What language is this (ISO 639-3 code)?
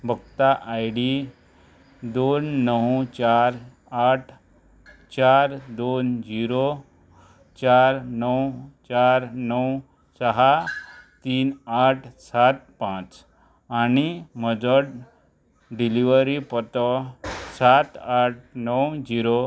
kok